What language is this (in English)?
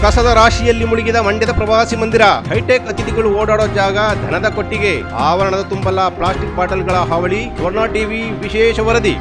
Kannada